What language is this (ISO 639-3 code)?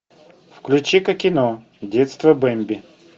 rus